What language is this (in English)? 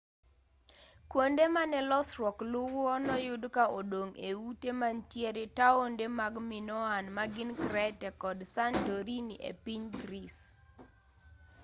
Luo (Kenya and Tanzania)